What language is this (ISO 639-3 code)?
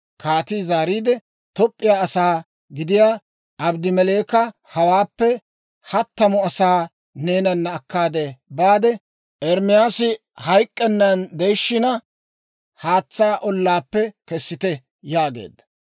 dwr